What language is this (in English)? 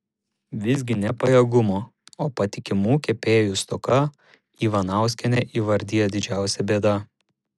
Lithuanian